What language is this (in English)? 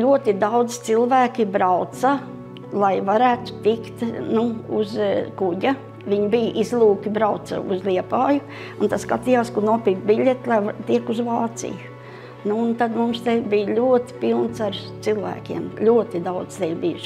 Latvian